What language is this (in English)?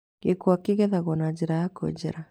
Kikuyu